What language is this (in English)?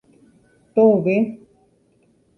Guarani